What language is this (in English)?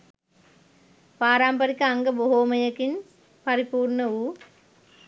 Sinhala